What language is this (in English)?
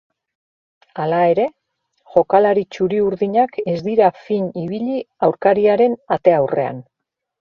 Basque